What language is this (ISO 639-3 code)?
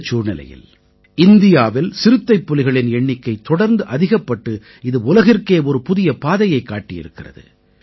tam